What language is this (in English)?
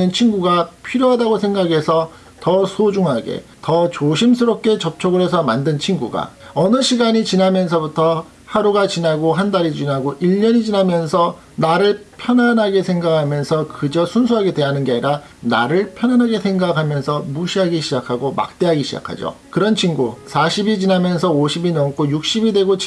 Korean